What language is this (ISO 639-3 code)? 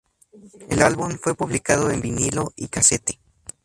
spa